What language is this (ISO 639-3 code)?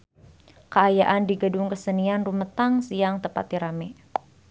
sun